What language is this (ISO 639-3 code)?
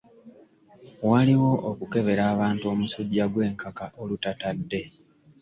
lug